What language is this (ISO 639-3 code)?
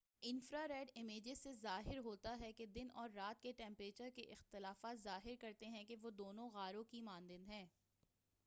urd